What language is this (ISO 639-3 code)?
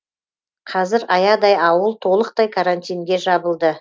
kaz